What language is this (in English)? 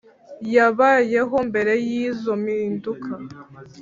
Kinyarwanda